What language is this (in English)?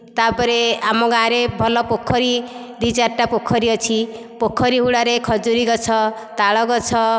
Odia